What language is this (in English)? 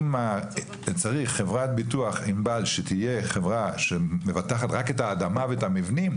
Hebrew